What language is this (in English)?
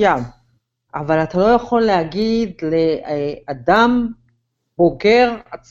Hebrew